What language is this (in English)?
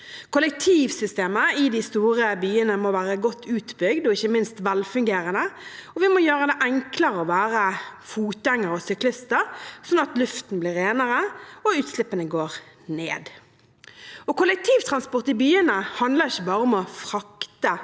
Norwegian